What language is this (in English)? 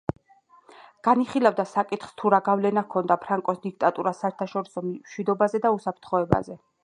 Georgian